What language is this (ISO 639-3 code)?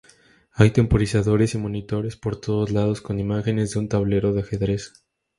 spa